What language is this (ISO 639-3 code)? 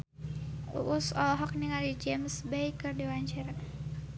sun